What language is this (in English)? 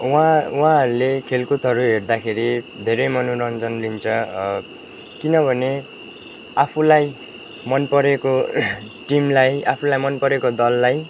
Nepali